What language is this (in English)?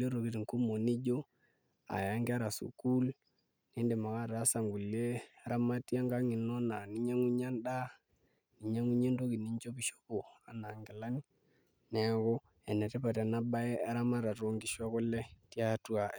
Masai